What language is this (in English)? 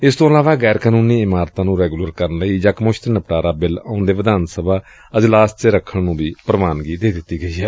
Punjabi